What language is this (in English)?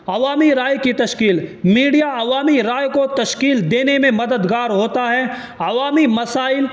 Urdu